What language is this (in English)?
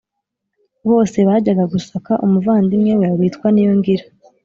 Kinyarwanda